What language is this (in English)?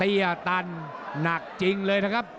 Thai